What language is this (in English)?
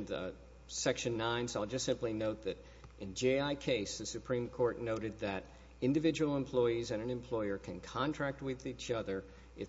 English